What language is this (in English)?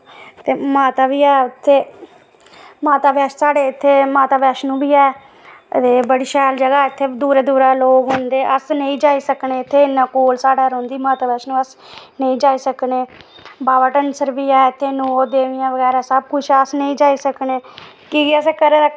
Dogri